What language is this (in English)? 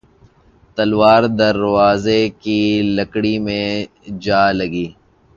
Urdu